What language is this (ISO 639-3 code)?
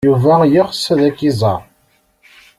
kab